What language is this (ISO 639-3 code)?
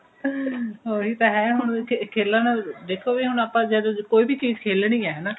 pan